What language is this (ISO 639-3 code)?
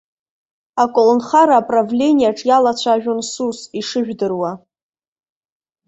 abk